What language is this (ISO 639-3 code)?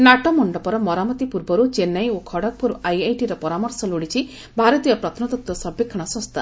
ori